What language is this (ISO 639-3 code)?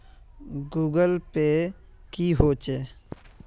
mag